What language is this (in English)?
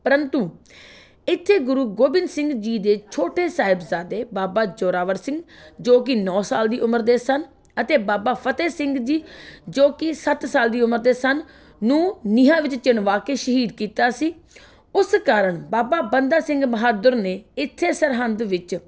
Punjabi